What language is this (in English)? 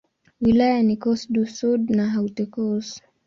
Swahili